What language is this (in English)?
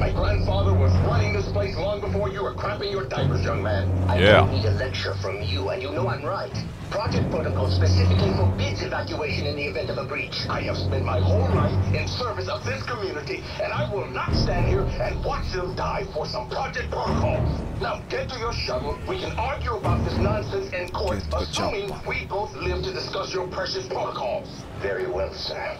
Finnish